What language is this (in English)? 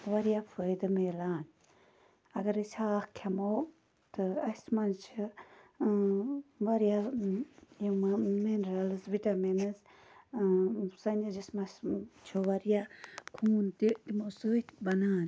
Kashmiri